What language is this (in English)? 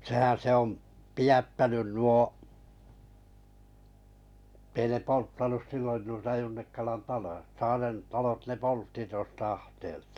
Finnish